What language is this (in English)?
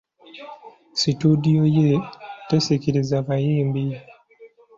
Ganda